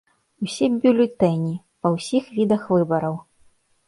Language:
Belarusian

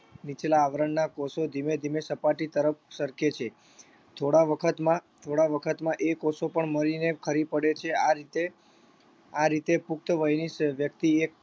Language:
Gujarati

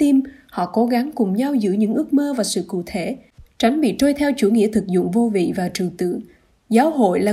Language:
Vietnamese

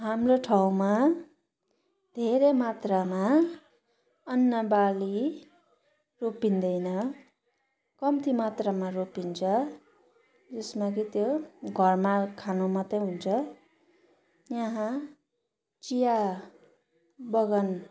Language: Nepali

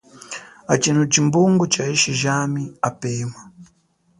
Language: Chokwe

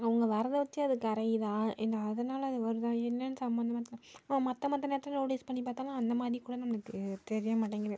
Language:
Tamil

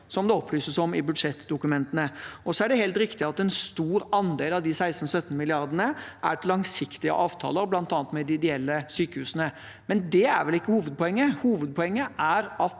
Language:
Norwegian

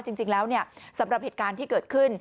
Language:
Thai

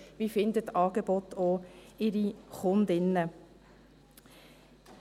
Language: Swiss German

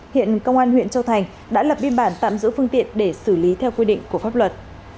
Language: Vietnamese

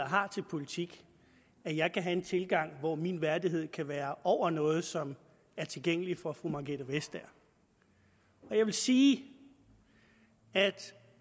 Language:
Danish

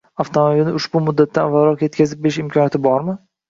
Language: Uzbek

